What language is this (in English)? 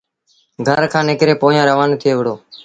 Sindhi Bhil